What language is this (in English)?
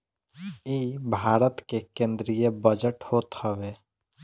Bhojpuri